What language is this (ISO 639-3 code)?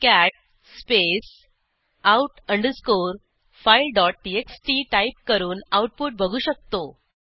mar